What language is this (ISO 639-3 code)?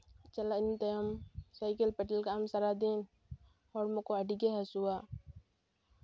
sat